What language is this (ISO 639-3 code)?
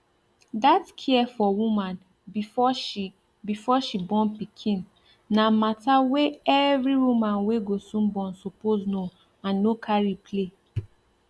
pcm